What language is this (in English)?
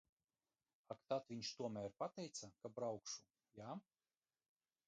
Latvian